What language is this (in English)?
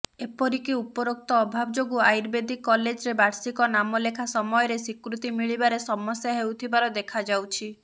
Odia